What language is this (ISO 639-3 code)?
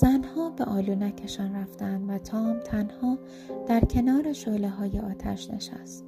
fas